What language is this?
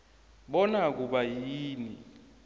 South Ndebele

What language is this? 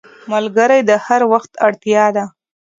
Pashto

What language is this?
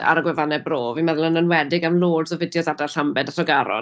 Welsh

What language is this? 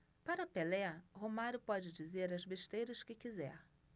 Portuguese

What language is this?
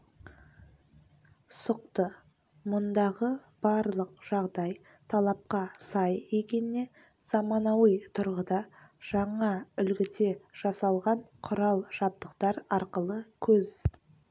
Kazakh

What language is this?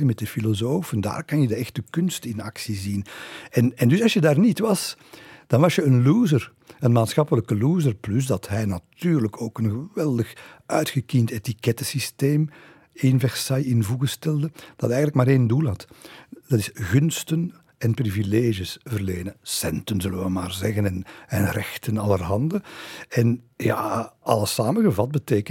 Dutch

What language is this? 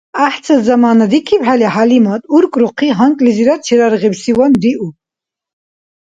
Dargwa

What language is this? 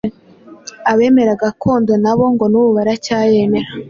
Kinyarwanda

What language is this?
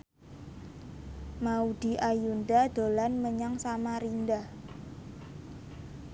Javanese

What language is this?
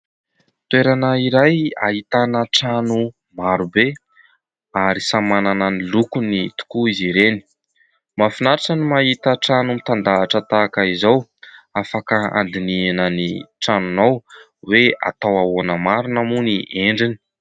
Malagasy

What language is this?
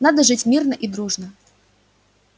Russian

